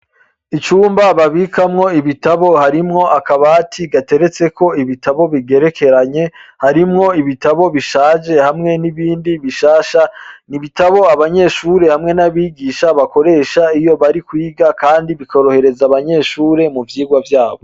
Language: Rundi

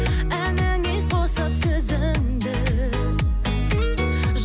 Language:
Kazakh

